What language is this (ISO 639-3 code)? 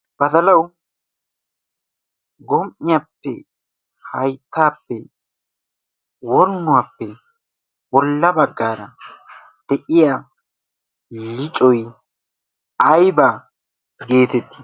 wal